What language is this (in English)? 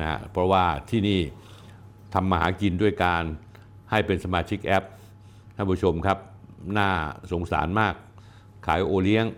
Thai